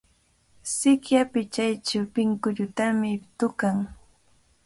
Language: Cajatambo North Lima Quechua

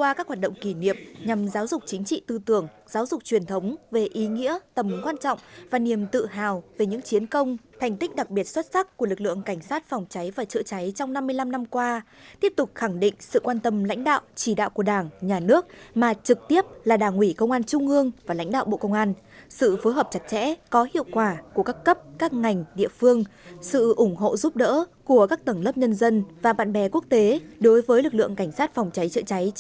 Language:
Vietnamese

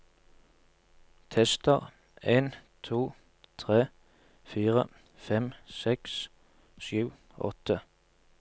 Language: Norwegian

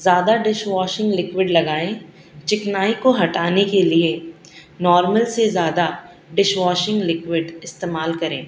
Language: Urdu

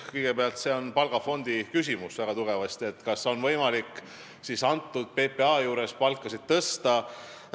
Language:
Estonian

